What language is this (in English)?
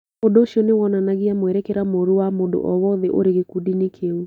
Kikuyu